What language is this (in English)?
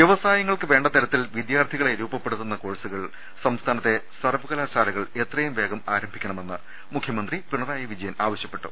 Malayalam